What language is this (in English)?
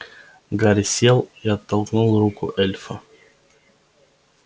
Russian